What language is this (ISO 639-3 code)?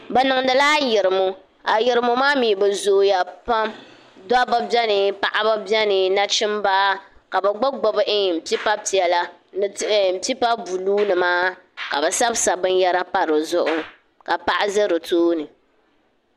dag